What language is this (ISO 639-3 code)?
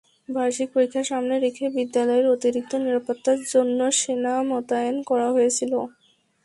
ben